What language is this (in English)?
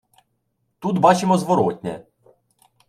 Ukrainian